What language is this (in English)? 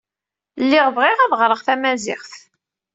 Kabyle